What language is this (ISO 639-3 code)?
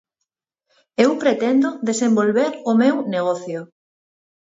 glg